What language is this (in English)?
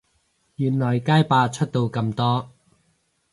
Cantonese